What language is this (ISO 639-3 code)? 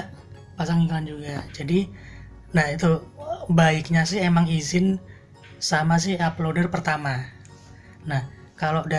ind